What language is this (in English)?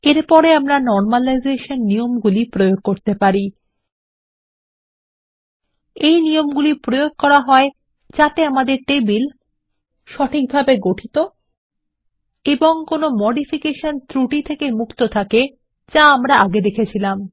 Bangla